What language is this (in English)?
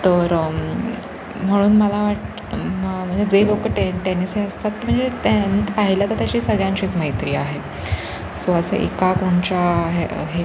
Marathi